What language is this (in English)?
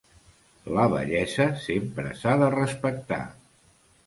Catalan